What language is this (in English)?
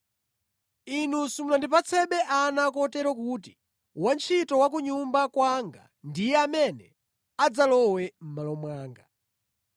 Nyanja